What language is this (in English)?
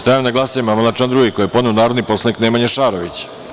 Serbian